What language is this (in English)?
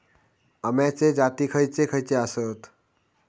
Marathi